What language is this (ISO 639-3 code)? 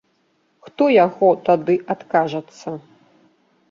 bel